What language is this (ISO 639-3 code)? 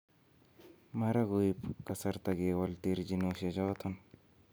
kln